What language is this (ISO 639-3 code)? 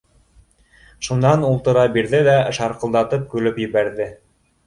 bak